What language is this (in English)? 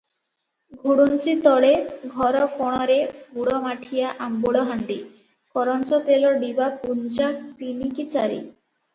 Odia